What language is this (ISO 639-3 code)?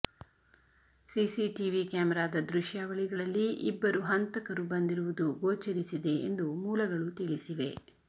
kan